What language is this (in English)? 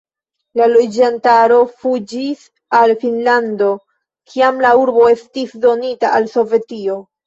Esperanto